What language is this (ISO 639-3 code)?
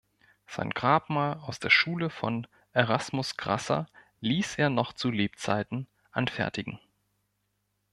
deu